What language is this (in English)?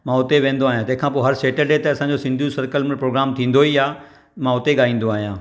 Sindhi